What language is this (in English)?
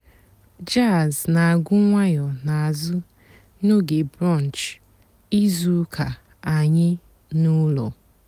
Igbo